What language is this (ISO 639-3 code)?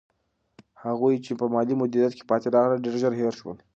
pus